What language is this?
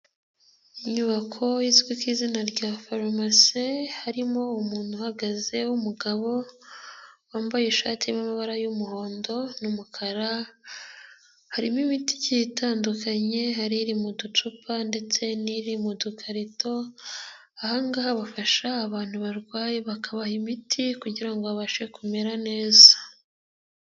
Kinyarwanda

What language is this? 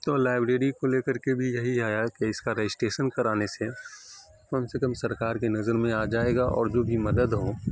Urdu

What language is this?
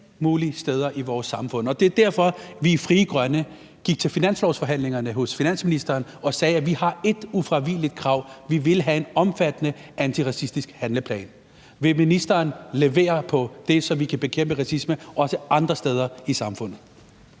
Danish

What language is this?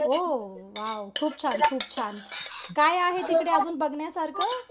Marathi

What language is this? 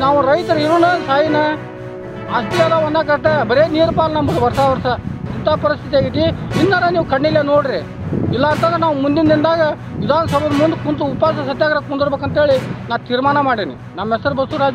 Kannada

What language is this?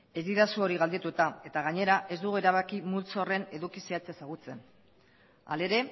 Basque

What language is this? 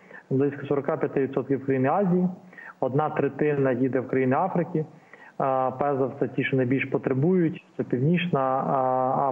Ukrainian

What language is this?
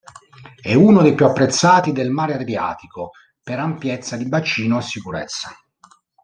Italian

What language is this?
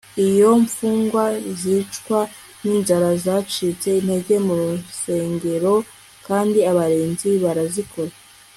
Kinyarwanda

